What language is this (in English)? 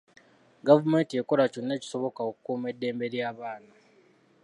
Ganda